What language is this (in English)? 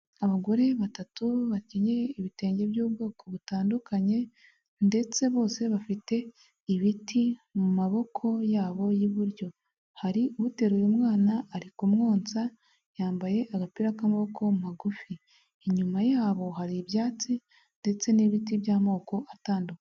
Kinyarwanda